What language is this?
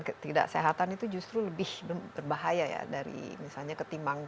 Indonesian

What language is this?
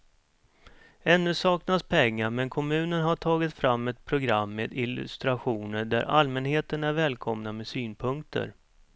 Swedish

